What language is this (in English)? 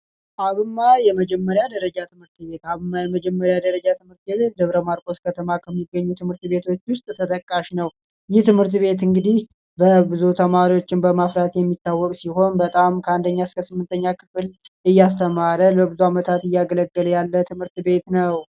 Amharic